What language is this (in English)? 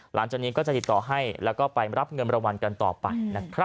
Thai